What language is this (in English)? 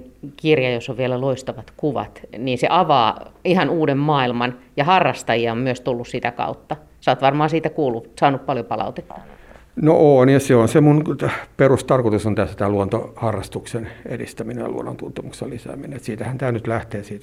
Finnish